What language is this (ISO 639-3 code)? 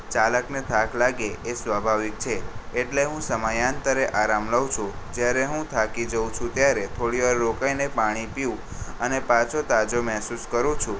guj